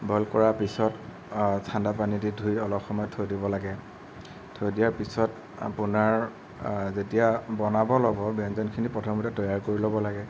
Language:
Assamese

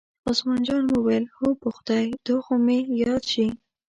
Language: Pashto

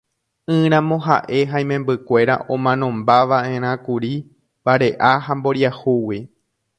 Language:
Guarani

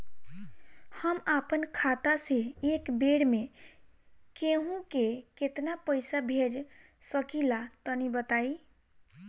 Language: Bhojpuri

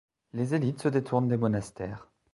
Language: French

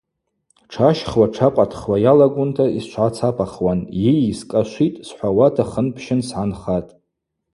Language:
Abaza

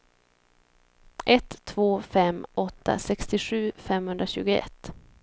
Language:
Swedish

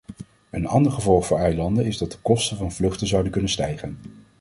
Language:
Dutch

